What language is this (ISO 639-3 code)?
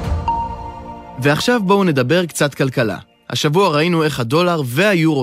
heb